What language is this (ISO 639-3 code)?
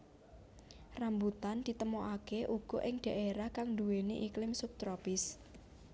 jav